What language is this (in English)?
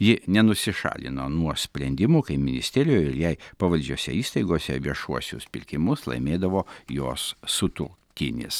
Lithuanian